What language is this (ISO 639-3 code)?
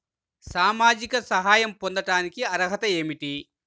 tel